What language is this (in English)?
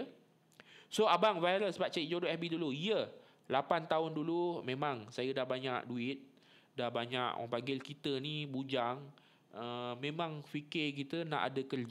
Malay